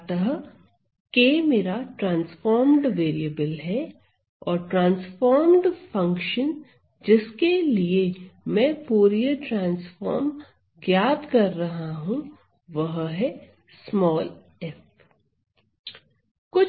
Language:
Hindi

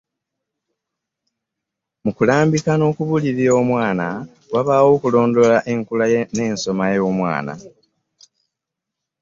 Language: Ganda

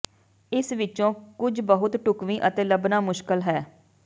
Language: Punjabi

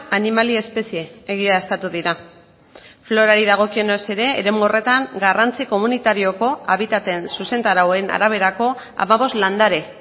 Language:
Basque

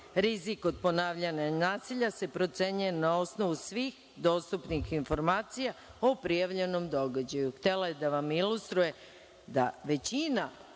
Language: Serbian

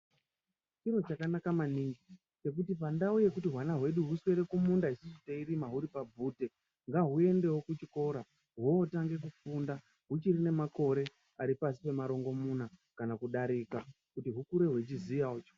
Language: Ndau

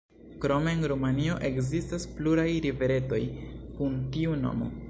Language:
Esperanto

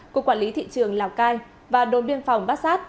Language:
Vietnamese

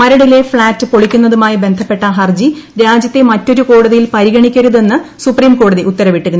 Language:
Malayalam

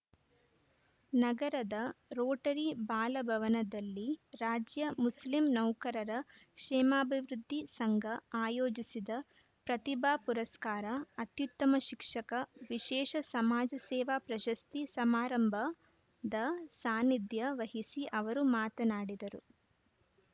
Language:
Kannada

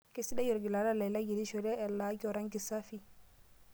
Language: Masai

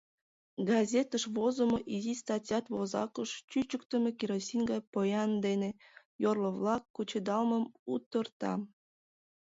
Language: Mari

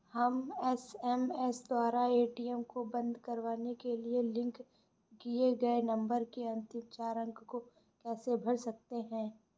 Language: Hindi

